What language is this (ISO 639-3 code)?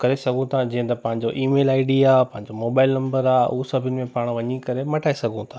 snd